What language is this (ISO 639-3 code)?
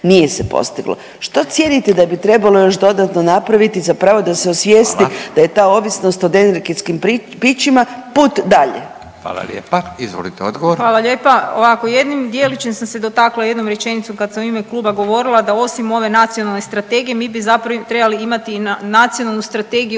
hrv